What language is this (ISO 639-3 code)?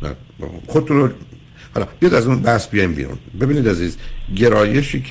fas